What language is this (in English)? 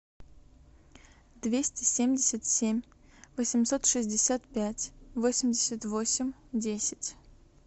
Russian